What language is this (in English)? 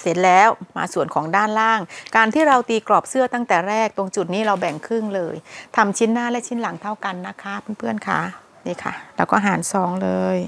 Thai